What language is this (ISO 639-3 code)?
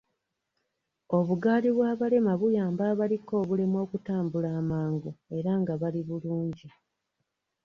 lug